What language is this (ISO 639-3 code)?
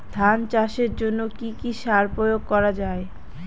ben